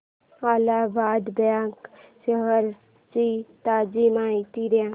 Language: Marathi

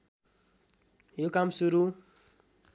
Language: Nepali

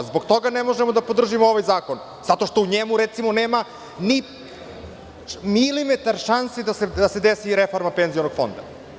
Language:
Serbian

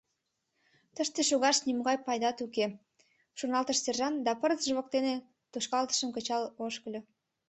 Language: Mari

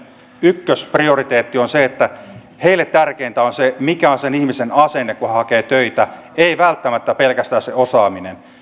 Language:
Finnish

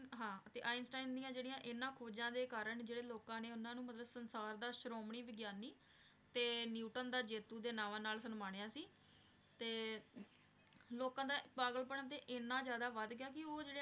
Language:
Punjabi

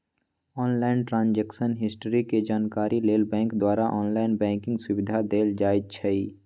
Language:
Magahi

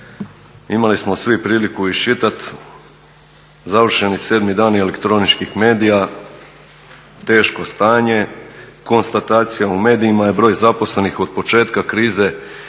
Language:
Croatian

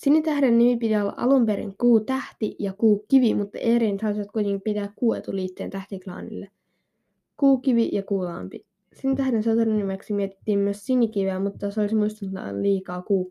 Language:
Finnish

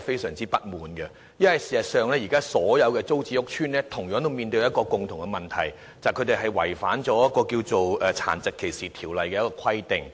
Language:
Cantonese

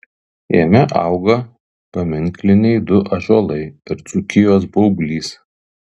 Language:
Lithuanian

